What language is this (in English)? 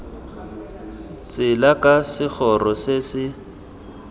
Tswana